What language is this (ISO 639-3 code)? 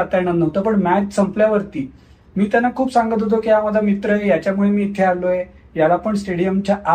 mar